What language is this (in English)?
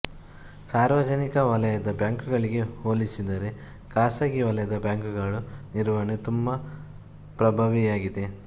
Kannada